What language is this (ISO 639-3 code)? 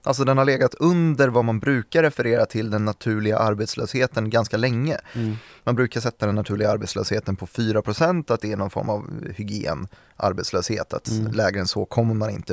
swe